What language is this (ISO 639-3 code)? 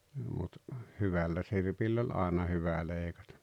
fin